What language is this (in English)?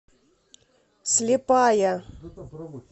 Russian